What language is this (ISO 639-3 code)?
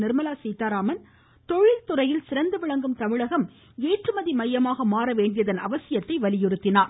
tam